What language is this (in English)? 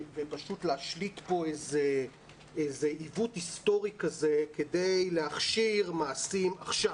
Hebrew